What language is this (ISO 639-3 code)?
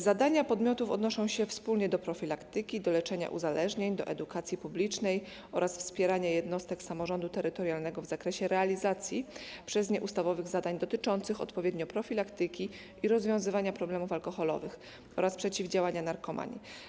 pol